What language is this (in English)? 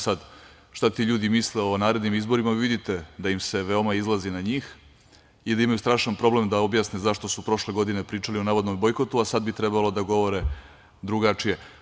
Serbian